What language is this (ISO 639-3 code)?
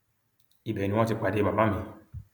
yor